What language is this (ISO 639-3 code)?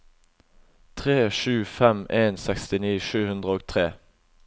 nor